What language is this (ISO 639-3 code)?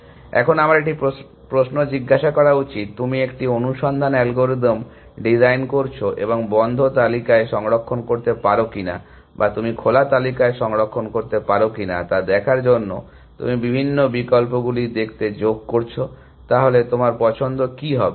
ben